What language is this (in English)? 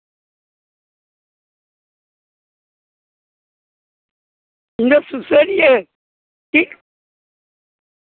Santali